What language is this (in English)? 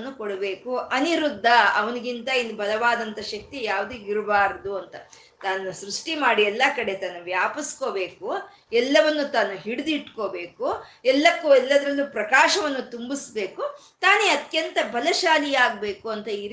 Kannada